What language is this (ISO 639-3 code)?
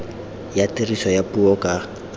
tsn